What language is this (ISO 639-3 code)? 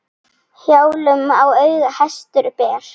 isl